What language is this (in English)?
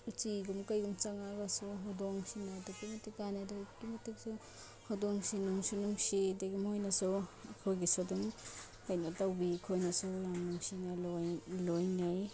Manipuri